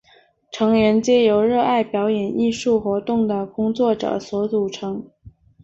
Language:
Chinese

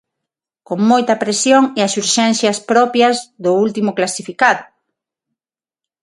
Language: Galician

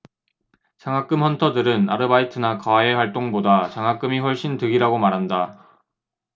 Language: Korean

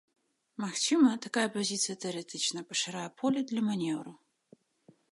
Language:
Belarusian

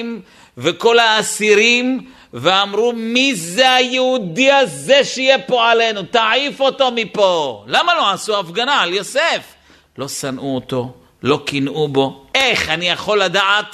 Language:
Hebrew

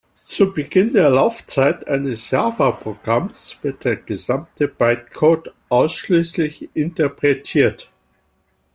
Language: German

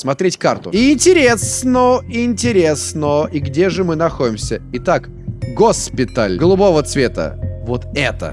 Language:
Russian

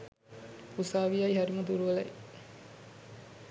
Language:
Sinhala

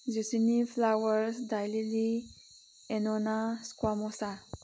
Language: Manipuri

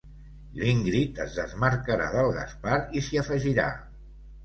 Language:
Catalan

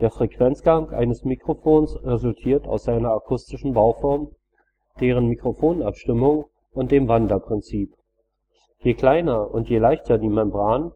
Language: German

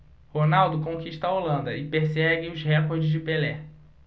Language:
Portuguese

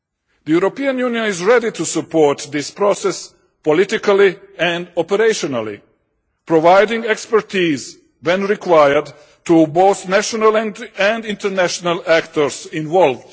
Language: English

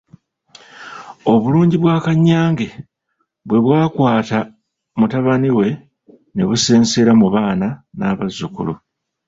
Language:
Ganda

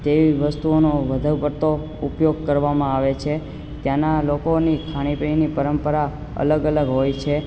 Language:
Gujarati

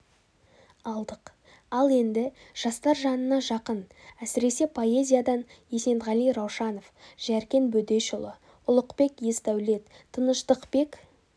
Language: Kazakh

